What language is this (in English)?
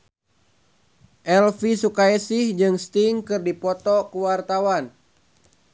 Sundanese